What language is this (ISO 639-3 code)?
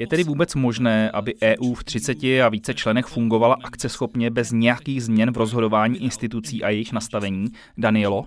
ces